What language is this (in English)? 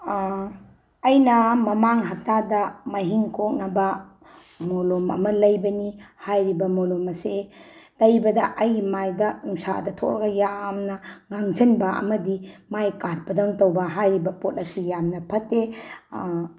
Manipuri